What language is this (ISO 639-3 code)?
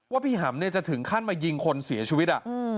tha